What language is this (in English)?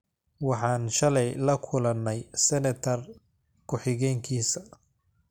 Somali